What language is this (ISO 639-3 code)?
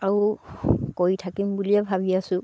asm